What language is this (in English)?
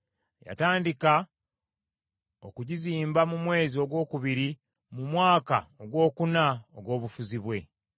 Ganda